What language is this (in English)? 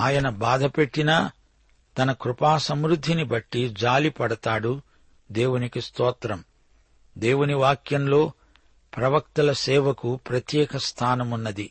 Telugu